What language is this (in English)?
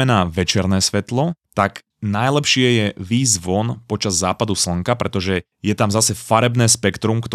Slovak